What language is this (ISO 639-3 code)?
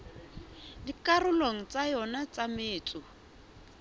sot